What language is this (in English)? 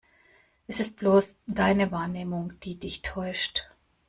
German